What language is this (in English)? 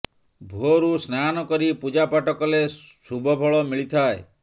Odia